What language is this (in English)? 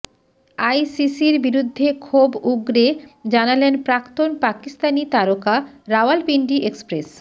Bangla